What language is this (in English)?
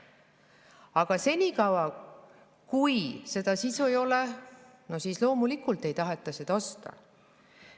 Estonian